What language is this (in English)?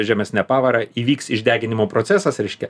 Lithuanian